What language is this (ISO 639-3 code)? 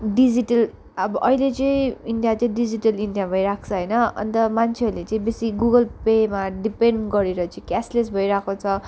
nep